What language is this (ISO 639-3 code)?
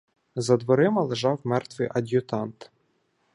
ukr